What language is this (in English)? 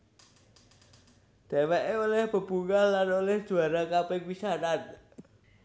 Javanese